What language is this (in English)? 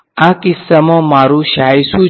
Gujarati